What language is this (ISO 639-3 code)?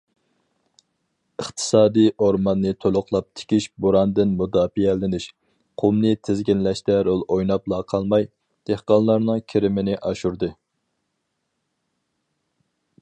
uig